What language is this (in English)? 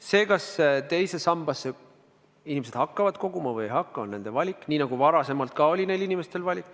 Estonian